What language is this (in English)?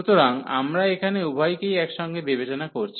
Bangla